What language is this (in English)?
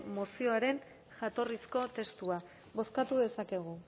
Basque